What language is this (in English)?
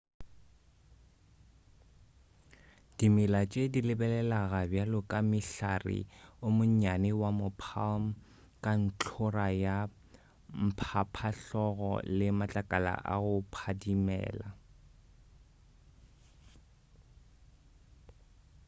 Northern Sotho